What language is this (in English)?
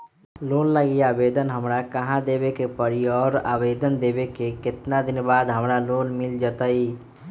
Magahi